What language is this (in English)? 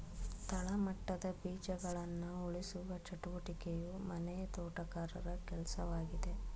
Kannada